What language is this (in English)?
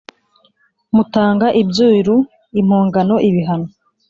Kinyarwanda